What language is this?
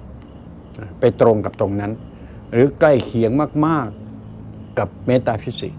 Thai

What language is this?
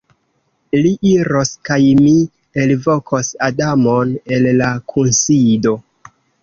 Esperanto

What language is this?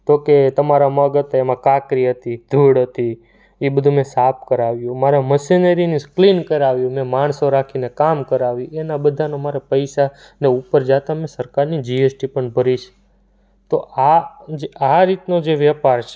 Gujarati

